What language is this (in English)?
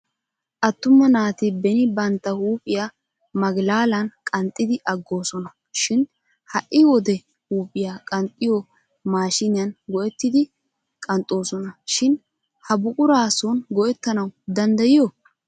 Wolaytta